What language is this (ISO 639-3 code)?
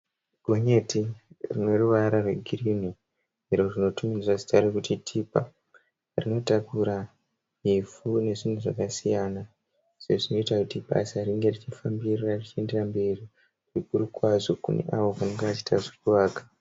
sna